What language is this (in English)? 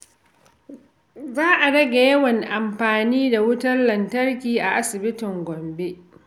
Hausa